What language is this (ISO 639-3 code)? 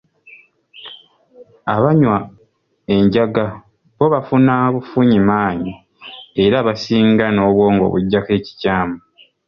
lug